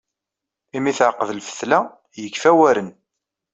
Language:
Kabyle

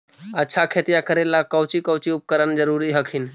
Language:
Magahi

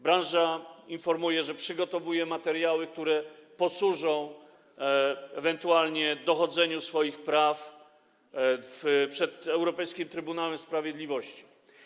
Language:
Polish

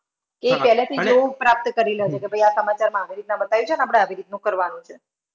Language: Gujarati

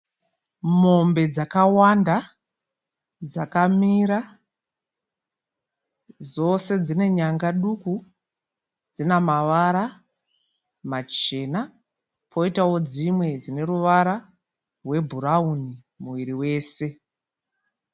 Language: Shona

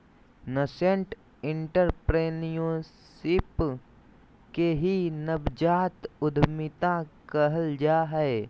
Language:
Magahi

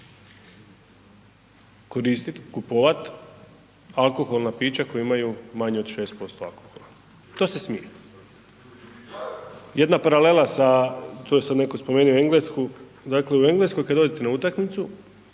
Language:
Croatian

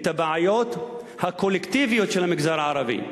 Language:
Hebrew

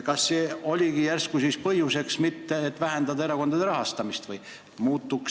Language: Estonian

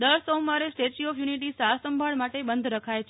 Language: Gujarati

